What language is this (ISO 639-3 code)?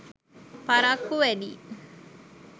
sin